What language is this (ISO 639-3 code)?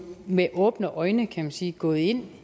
dan